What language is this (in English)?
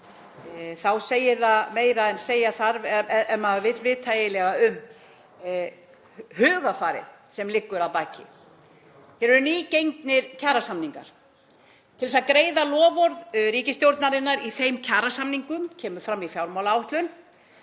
Icelandic